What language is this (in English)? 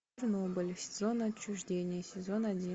Russian